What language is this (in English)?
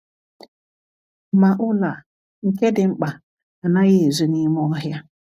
Igbo